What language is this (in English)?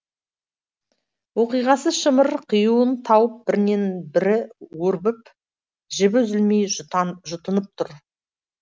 Kazakh